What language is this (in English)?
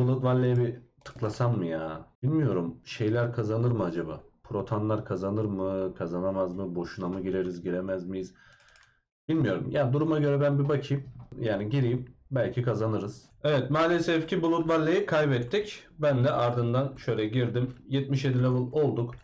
Turkish